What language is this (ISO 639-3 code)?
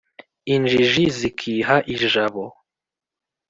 kin